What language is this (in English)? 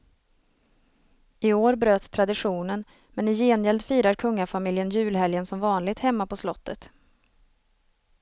Swedish